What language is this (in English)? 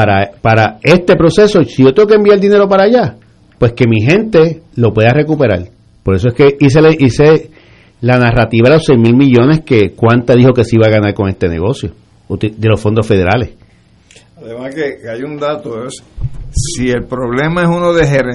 Spanish